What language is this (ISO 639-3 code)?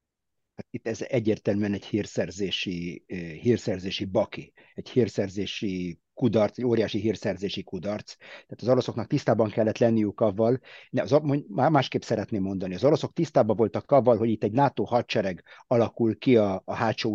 hun